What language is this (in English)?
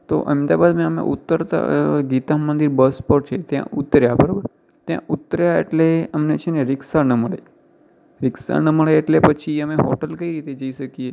Gujarati